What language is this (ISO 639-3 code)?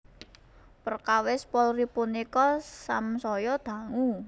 jav